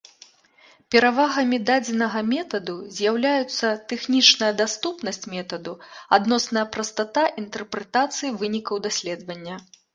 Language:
Belarusian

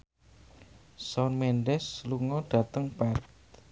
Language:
Javanese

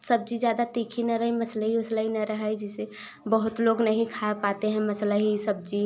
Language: Hindi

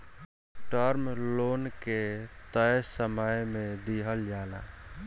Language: Bhojpuri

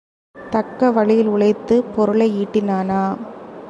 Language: Tamil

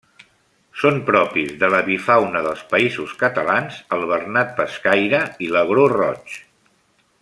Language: Catalan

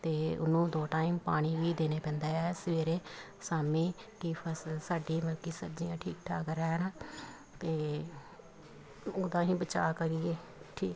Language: Punjabi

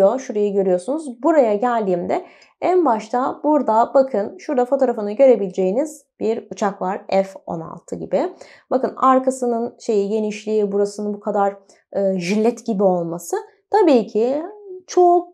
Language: Turkish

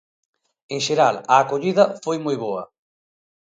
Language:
Galician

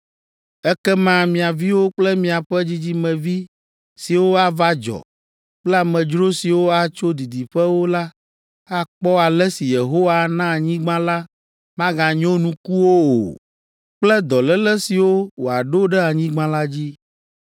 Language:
Ewe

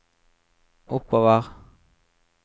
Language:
Norwegian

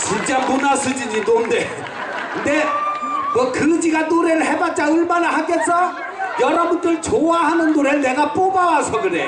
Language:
Korean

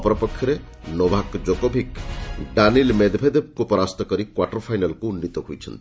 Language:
Odia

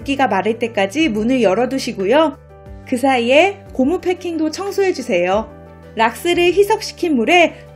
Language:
Korean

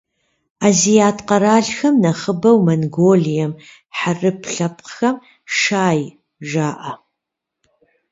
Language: Kabardian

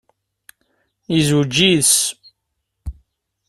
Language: Kabyle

